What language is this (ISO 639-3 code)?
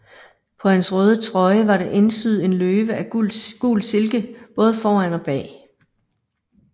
dan